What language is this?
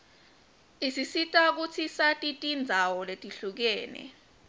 Swati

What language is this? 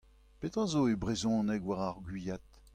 Breton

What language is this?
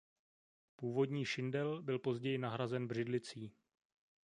Czech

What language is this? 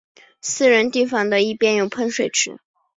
Chinese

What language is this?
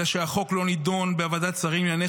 Hebrew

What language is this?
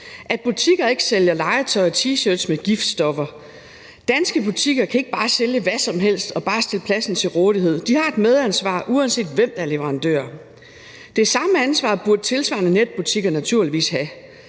Danish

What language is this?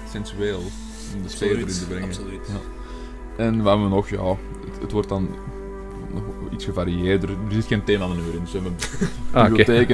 Dutch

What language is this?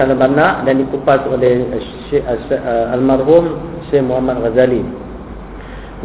Malay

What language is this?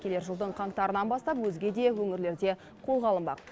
Kazakh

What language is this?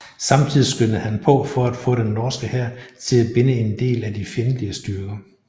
Danish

